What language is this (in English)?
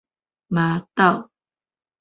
Min Nan Chinese